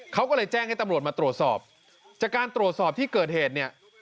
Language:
Thai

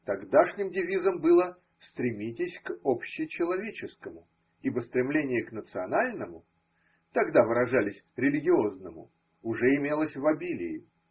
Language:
Russian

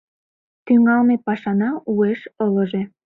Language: Mari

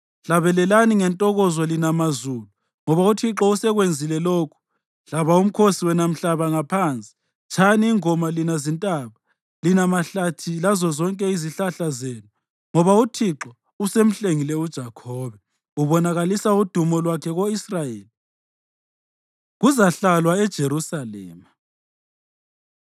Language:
North Ndebele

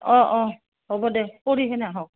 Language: Assamese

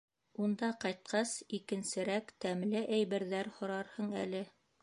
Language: Bashkir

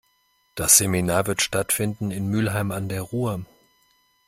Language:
German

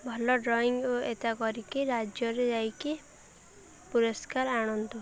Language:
Odia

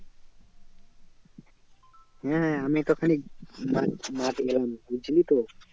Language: Bangla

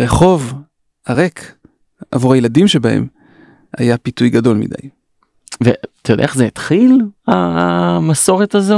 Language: Hebrew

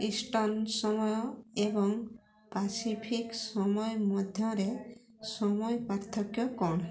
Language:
Odia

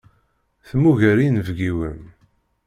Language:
Kabyle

